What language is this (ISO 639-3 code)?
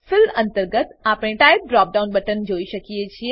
guj